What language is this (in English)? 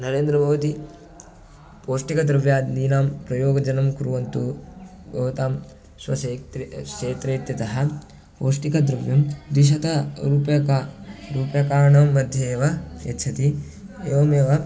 Sanskrit